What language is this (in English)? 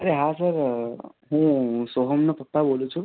Gujarati